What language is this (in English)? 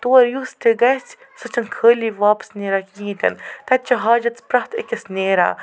Kashmiri